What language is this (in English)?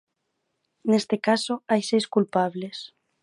Galician